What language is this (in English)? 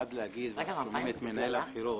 Hebrew